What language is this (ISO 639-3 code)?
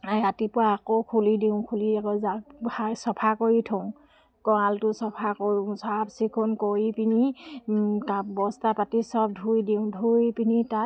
asm